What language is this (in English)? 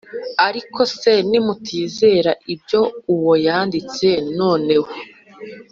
Kinyarwanda